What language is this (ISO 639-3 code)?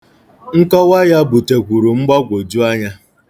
ibo